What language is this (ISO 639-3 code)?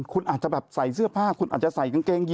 tha